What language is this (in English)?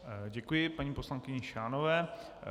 Czech